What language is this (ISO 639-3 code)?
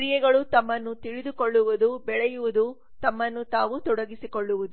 kan